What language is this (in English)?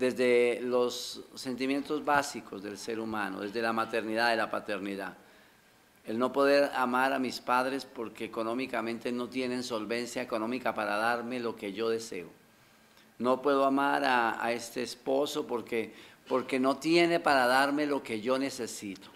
Spanish